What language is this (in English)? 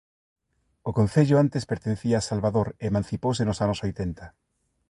Galician